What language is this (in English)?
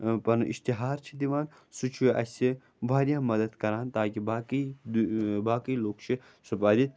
Kashmiri